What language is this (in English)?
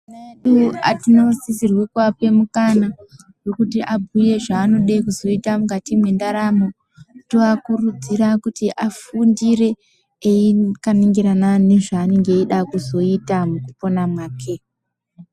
Ndau